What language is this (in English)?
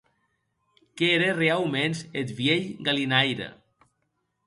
Occitan